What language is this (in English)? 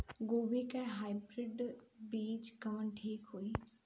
Bhojpuri